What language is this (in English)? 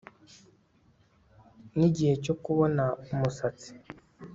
Kinyarwanda